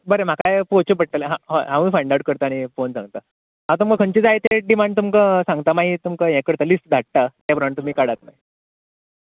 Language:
Konkani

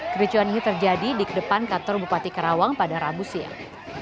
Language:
Indonesian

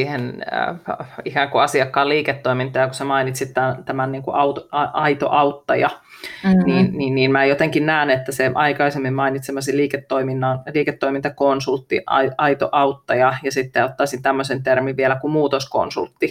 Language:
Finnish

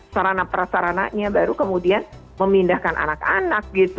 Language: Indonesian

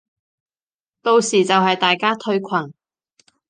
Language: Cantonese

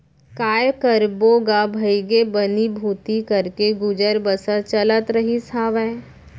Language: Chhattisgarhi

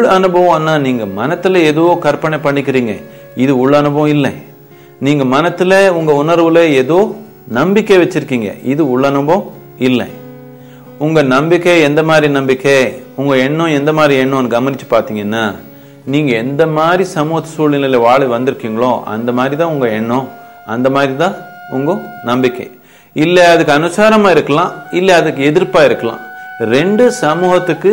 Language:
Tamil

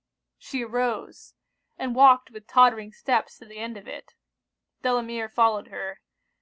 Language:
English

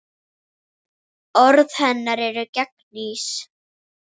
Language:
Icelandic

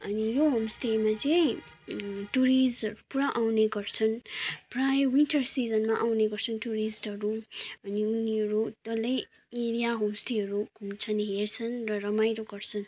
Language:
Nepali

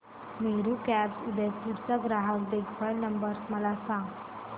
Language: Marathi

